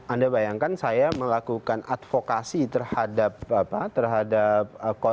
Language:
Indonesian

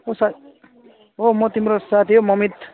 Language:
Nepali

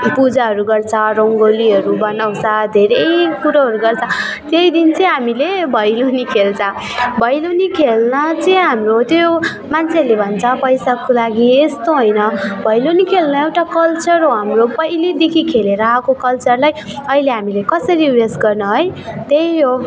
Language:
Nepali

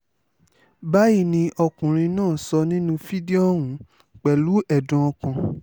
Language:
Yoruba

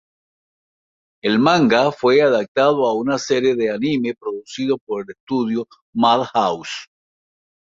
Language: Spanish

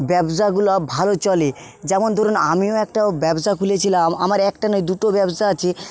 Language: Bangla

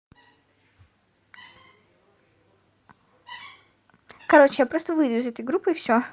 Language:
Russian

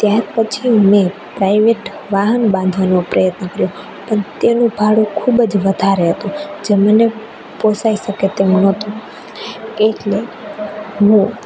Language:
Gujarati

